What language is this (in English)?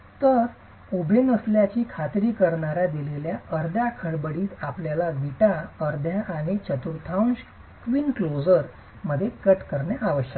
Marathi